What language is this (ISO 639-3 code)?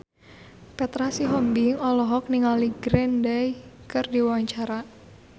sun